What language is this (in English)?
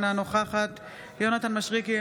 Hebrew